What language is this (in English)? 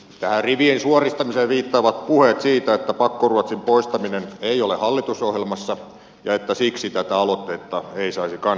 Finnish